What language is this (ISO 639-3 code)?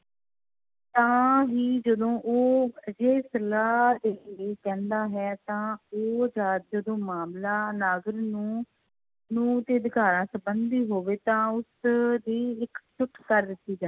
pan